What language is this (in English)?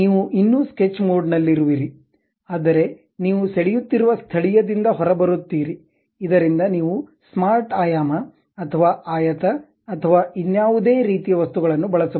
Kannada